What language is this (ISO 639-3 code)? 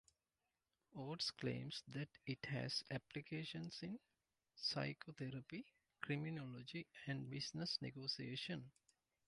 eng